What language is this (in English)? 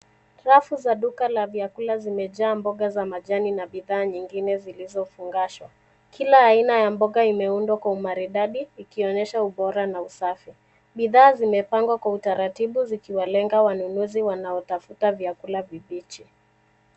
Swahili